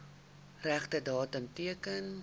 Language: Afrikaans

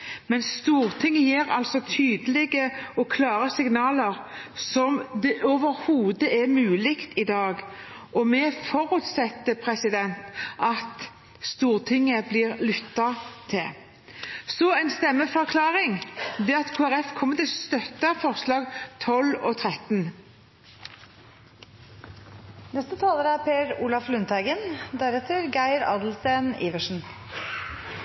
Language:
Norwegian Bokmål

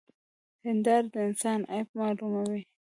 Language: Pashto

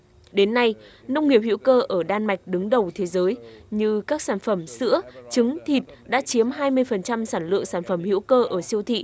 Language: Vietnamese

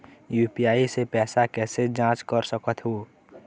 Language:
Chhattisgarhi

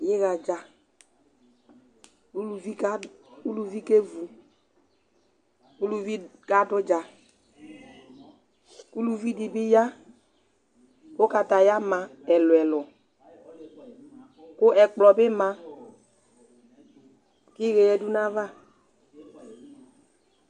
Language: Ikposo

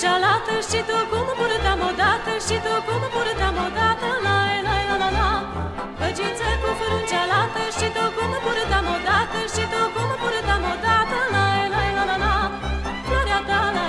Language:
Romanian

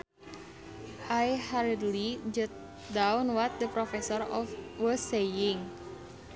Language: Sundanese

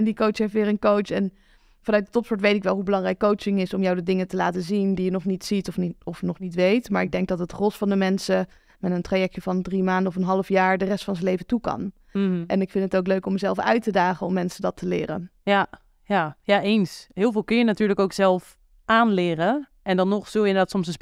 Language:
Dutch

